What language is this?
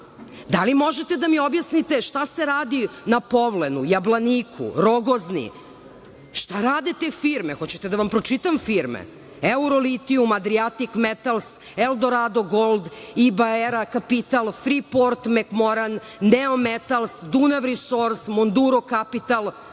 Serbian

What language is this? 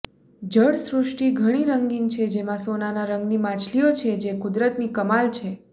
Gujarati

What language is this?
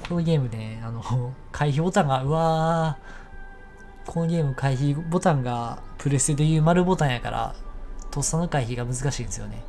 Japanese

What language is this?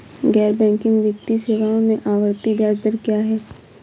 Hindi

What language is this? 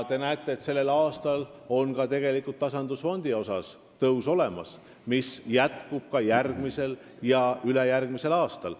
Estonian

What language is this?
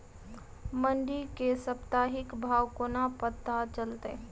Maithili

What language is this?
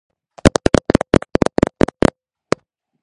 Georgian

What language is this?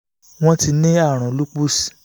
Yoruba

